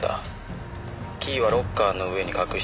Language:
Japanese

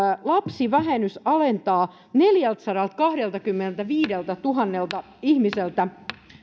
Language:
Finnish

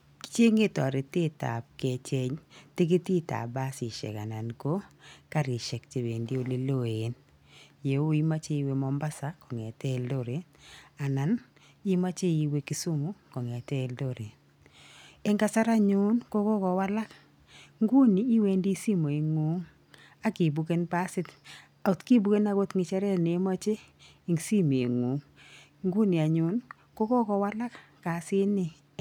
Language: Kalenjin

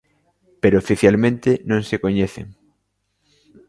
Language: Galician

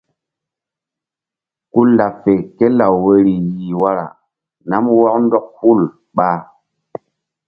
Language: Mbum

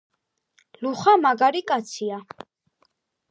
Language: Georgian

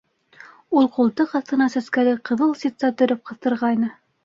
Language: Bashkir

